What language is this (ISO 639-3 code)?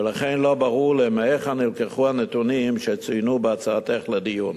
heb